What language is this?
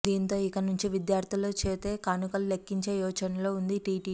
Telugu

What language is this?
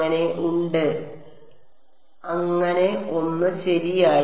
Malayalam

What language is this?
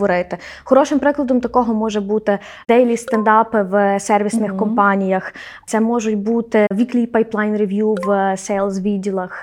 Ukrainian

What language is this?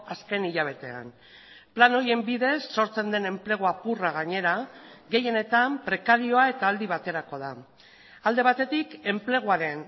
Basque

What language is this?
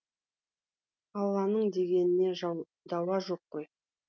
Kazakh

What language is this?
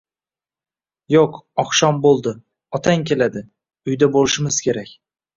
Uzbek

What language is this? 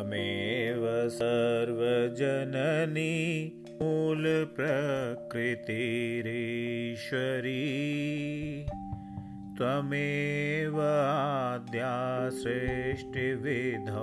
Hindi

